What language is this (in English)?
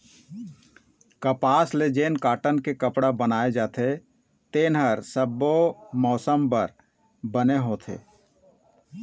Chhattisgarhi